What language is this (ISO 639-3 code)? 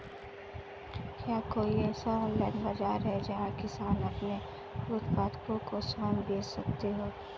hin